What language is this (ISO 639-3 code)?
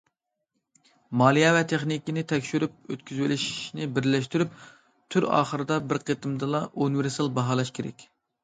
uig